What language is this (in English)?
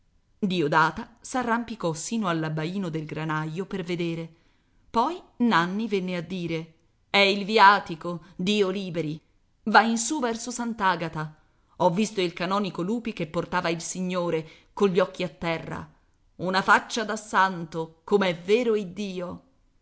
Italian